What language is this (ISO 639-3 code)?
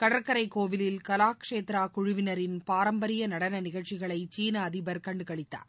tam